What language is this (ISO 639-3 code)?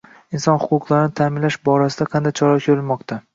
uzb